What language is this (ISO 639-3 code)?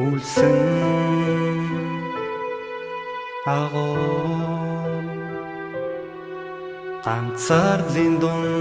mon